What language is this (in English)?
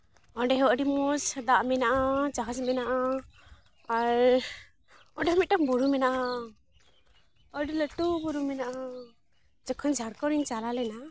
Santali